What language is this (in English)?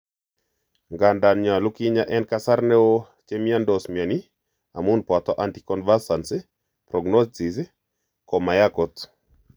Kalenjin